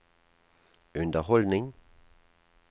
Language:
Norwegian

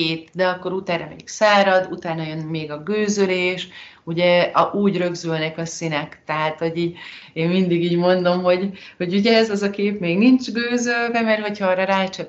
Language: Hungarian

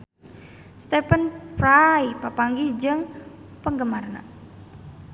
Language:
Sundanese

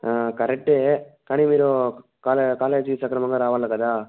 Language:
Telugu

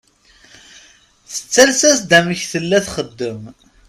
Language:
Kabyle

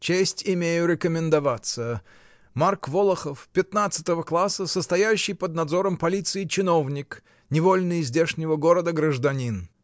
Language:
Russian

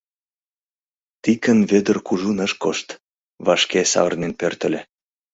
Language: Mari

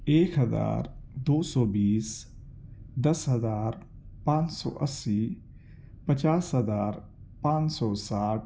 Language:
Urdu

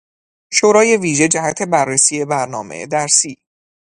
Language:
Persian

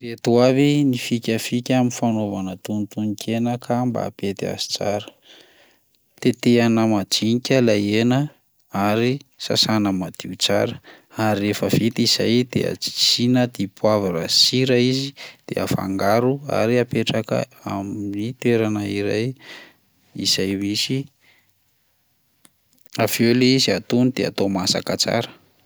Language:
Malagasy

